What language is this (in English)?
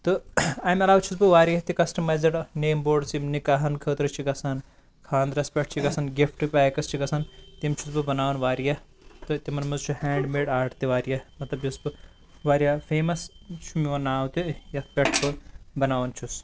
Kashmiri